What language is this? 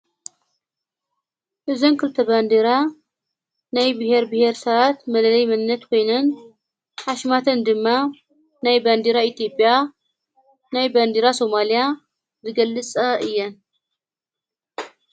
Tigrinya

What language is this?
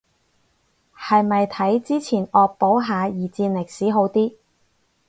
Cantonese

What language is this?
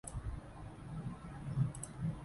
Thai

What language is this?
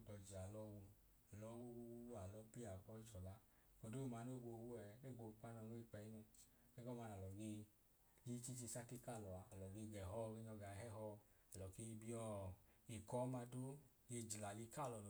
Idoma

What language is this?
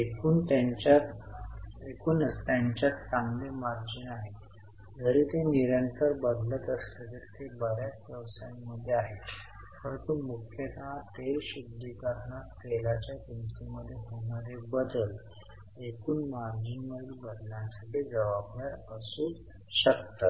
Marathi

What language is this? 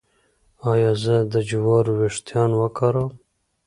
Pashto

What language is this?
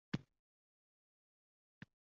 Uzbek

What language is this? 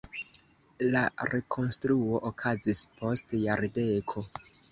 Esperanto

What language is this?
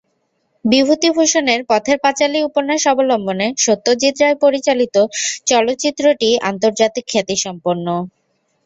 Bangla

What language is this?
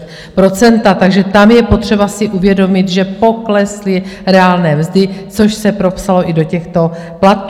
Czech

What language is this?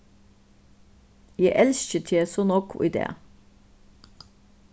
Faroese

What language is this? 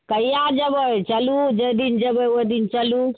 Maithili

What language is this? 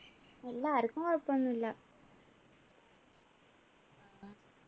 Malayalam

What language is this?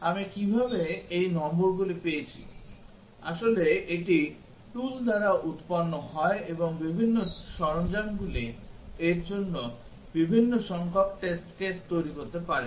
Bangla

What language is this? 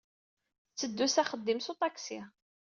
Kabyle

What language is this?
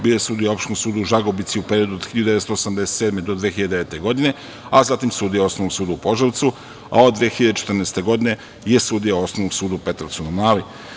Serbian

